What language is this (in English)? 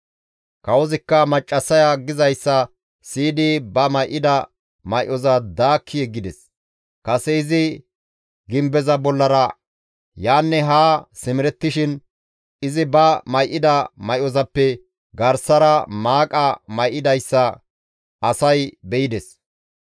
Gamo